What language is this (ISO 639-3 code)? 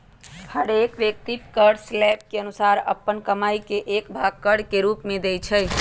mag